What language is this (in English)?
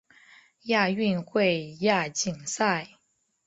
Chinese